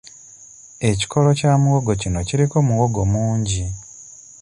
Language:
Ganda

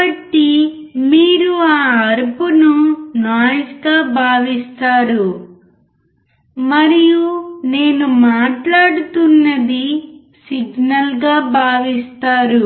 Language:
Telugu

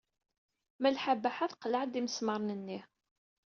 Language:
Kabyle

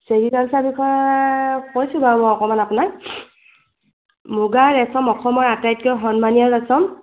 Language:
Assamese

